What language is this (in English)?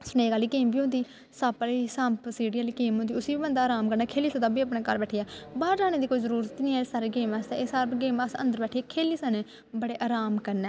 Dogri